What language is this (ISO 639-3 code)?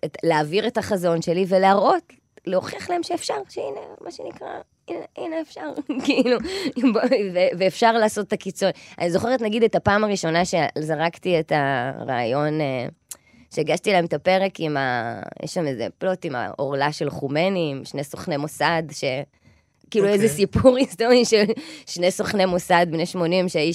heb